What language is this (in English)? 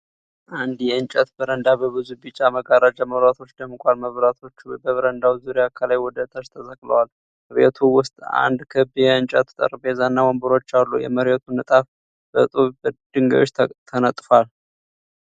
Amharic